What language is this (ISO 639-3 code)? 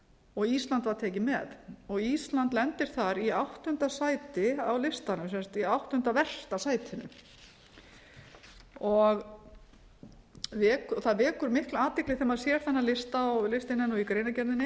isl